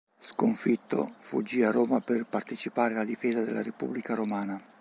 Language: Italian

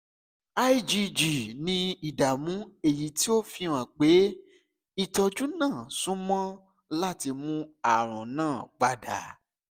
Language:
Yoruba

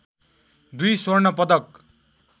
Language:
Nepali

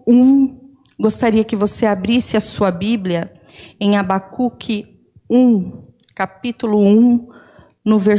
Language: Portuguese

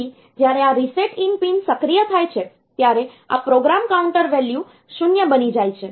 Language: Gujarati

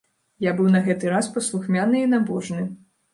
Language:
Belarusian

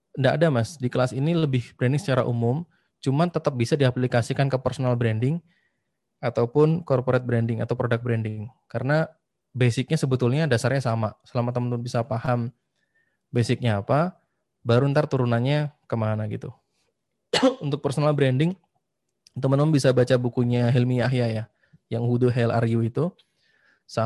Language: Indonesian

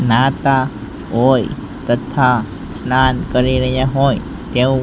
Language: Gujarati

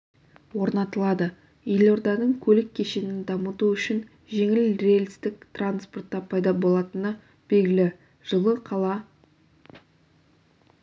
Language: Kazakh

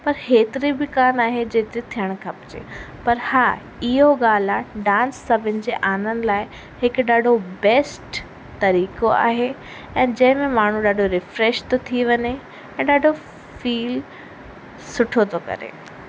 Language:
Sindhi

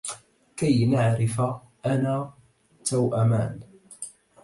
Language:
Arabic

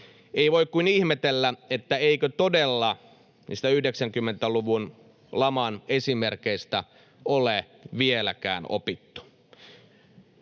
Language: Finnish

